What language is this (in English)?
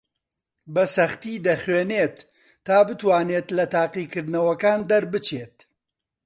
Central Kurdish